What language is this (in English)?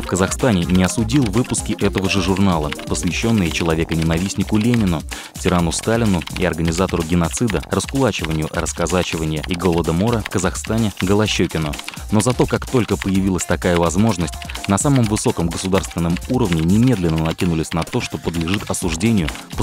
Russian